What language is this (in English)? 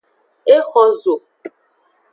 Aja (Benin)